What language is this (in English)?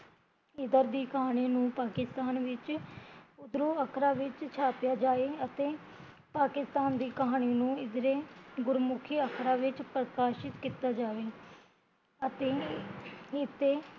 Punjabi